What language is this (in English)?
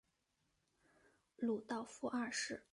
Chinese